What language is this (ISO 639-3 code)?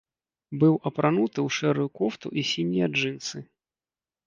bel